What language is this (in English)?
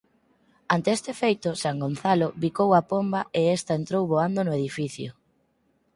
Galician